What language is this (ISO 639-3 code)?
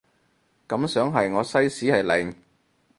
yue